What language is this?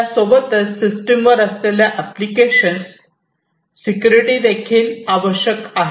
Marathi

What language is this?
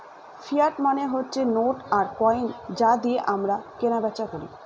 Bangla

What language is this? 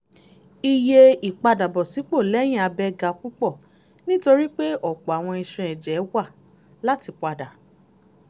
Yoruba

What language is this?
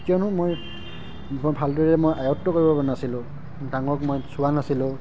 Assamese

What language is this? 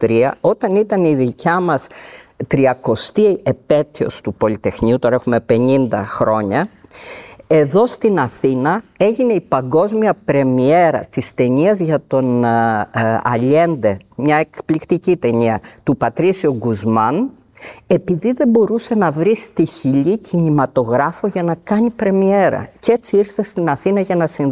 Greek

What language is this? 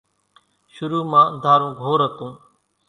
Kachi Koli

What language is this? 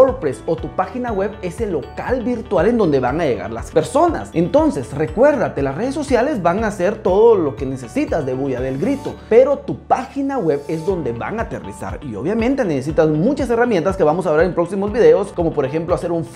Spanish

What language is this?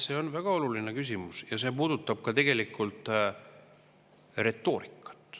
Estonian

